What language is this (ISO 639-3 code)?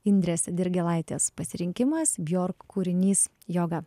lit